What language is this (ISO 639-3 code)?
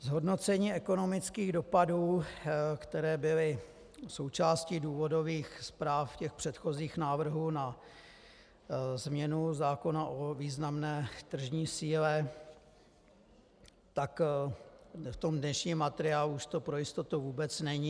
ces